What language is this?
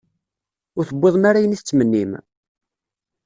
Kabyle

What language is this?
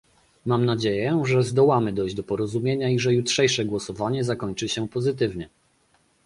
Polish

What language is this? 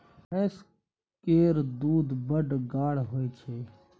Maithili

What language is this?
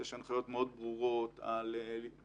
Hebrew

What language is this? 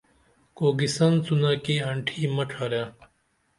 Dameli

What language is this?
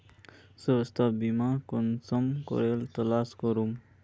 Magahi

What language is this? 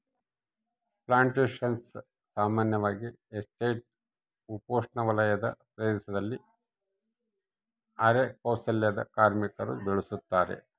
Kannada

